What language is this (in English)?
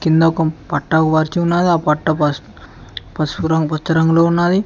Telugu